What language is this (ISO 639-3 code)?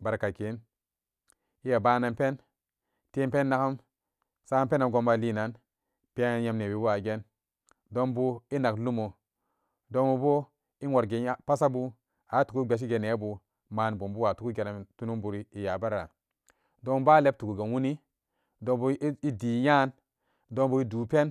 ccg